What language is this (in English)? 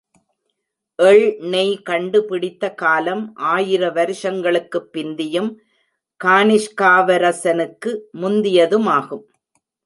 Tamil